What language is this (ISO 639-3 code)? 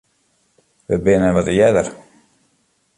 fry